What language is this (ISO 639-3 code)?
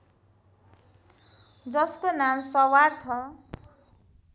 nep